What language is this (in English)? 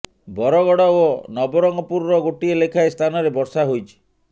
Odia